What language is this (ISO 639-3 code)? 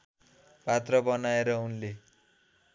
nep